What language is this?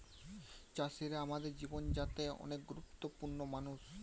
Bangla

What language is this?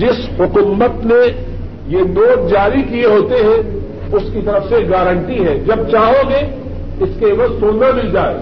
Urdu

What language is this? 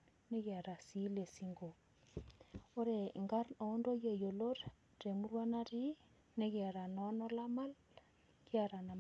Masai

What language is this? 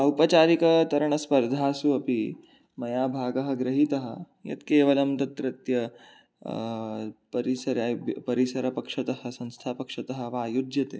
Sanskrit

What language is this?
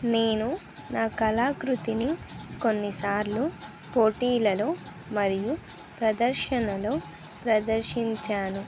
Telugu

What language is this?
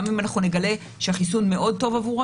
Hebrew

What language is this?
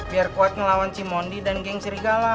Indonesian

